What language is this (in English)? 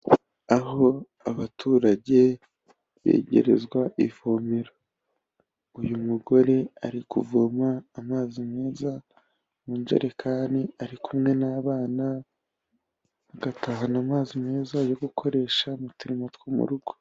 Kinyarwanda